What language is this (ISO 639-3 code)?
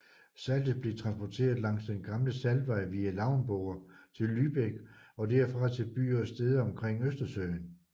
dan